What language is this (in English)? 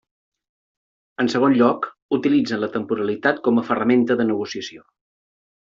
Catalan